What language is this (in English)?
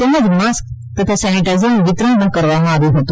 Gujarati